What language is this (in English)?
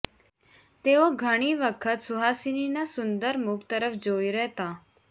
Gujarati